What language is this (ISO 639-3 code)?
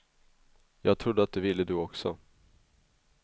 swe